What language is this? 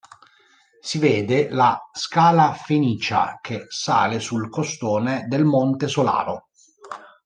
Italian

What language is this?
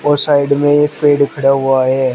Hindi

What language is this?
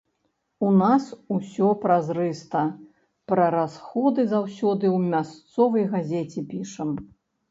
Belarusian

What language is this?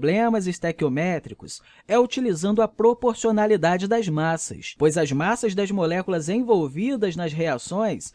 Portuguese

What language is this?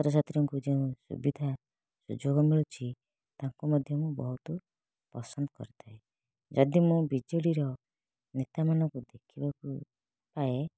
Odia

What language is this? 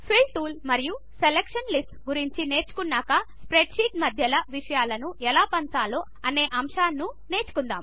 Telugu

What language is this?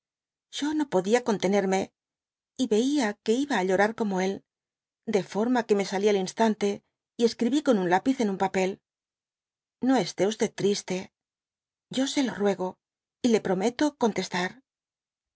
Spanish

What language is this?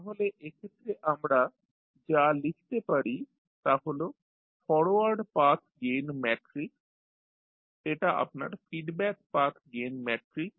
Bangla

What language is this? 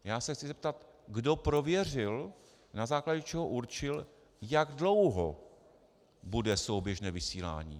Czech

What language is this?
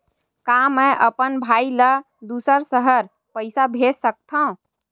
Chhattisgarhi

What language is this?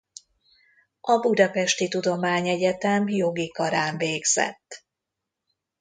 Hungarian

